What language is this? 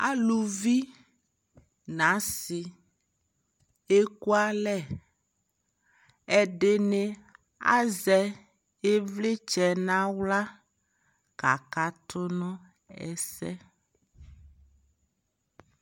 Ikposo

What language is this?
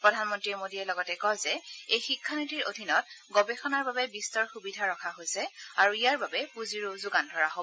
Assamese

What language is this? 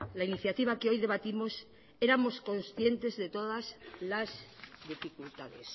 Spanish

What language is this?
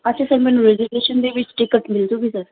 Punjabi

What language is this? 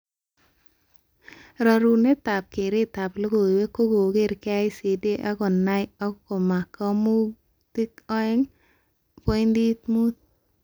Kalenjin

